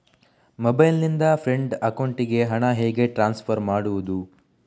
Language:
Kannada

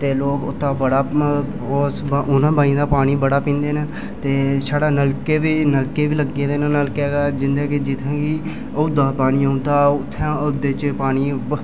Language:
Dogri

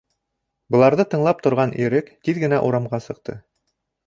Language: Bashkir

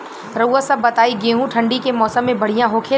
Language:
Bhojpuri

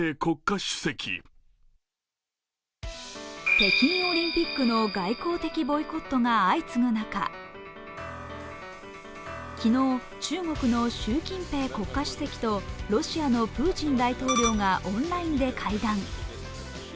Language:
Japanese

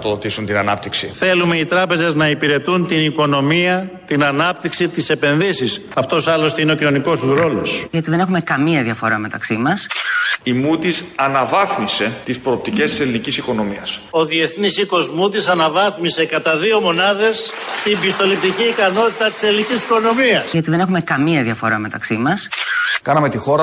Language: Greek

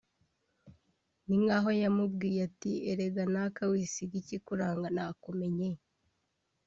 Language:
Kinyarwanda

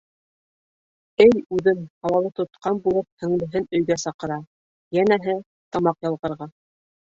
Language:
Bashkir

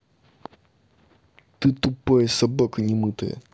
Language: Russian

